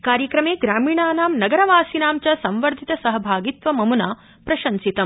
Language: Sanskrit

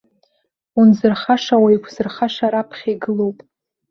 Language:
Abkhazian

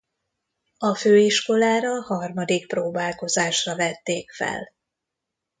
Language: Hungarian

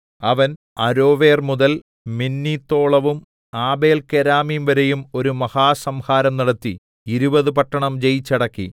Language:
Malayalam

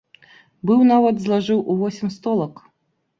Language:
Belarusian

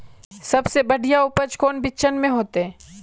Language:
Magahi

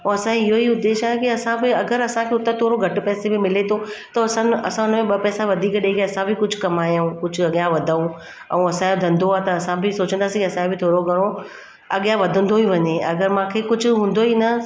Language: Sindhi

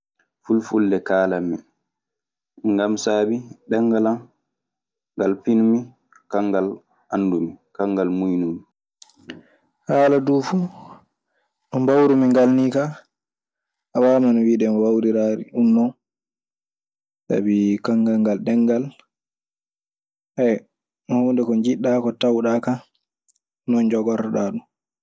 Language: Maasina Fulfulde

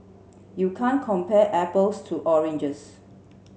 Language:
English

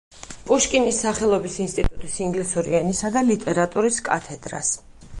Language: Georgian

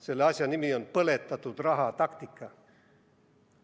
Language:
Estonian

